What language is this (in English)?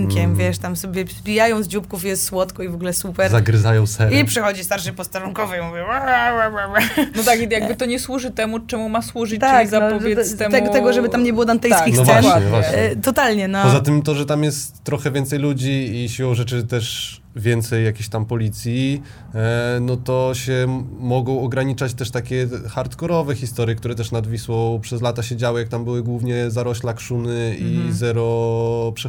Polish